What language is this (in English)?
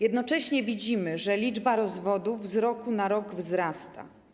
Polish